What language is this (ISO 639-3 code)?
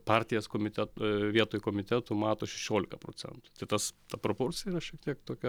lit